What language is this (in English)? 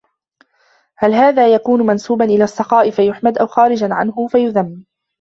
Arabic